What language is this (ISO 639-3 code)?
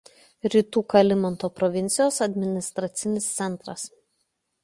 lit